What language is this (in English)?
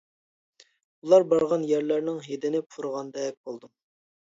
Uyghur